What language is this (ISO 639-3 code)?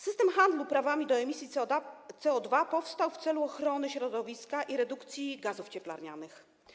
pol